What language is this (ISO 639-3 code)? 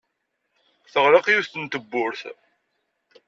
kab